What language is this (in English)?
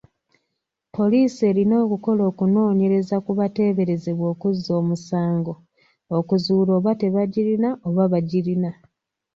Ganda